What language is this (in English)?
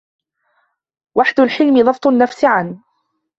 Arabic